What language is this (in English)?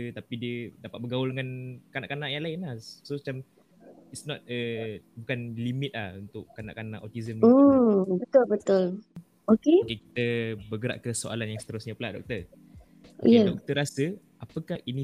Malay